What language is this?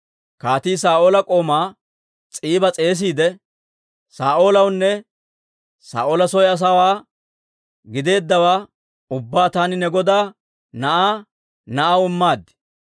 Dawro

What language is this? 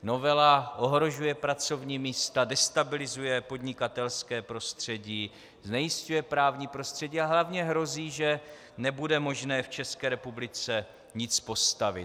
Czech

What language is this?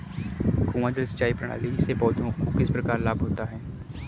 Hindi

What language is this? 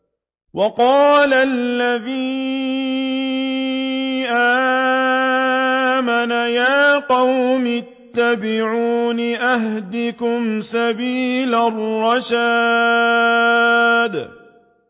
Arabic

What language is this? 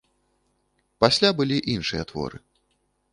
Belarusian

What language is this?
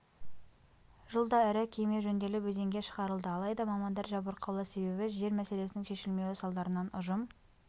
Kazakh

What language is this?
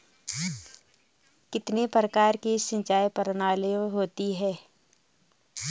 Hindi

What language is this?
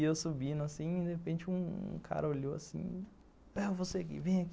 Portuguese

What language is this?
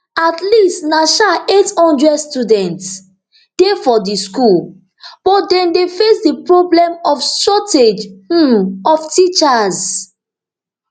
Nigerian Pidgin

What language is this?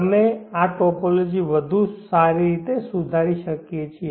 Gujarati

